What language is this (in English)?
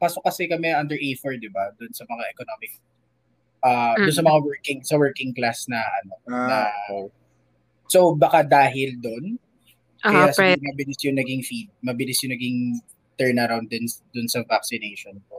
Filipino